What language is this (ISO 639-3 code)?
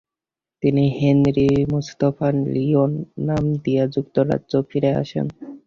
ben